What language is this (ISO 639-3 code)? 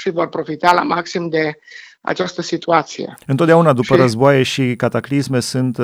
ron